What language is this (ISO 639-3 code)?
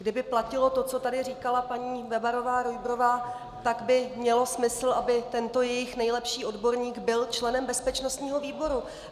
ces